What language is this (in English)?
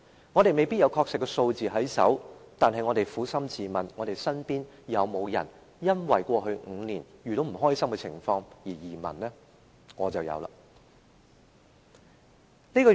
Cantonese